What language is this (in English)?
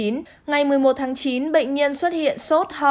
Vietnamese